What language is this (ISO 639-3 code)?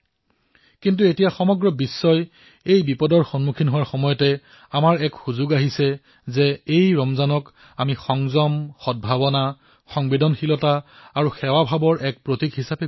asm